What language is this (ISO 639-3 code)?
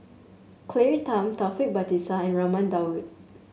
eng